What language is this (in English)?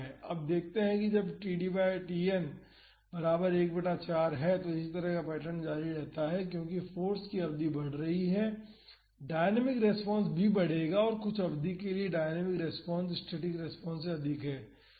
Hindi